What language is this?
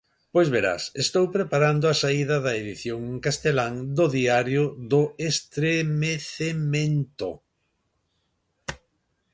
Galician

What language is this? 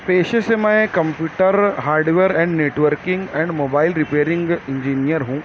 Urdu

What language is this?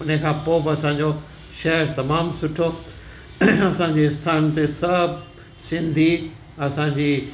Sindhi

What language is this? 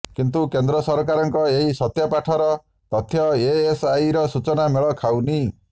Odia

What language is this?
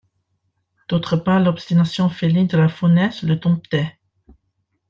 French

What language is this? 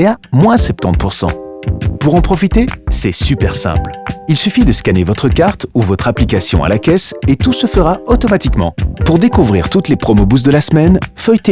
French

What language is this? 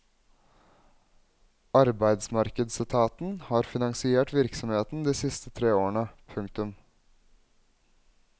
Norwegian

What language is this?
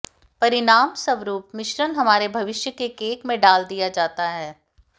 Hindi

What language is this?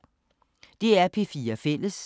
Danish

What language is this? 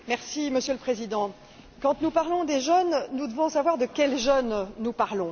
French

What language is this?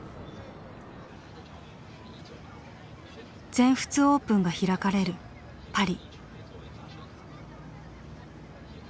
Japanese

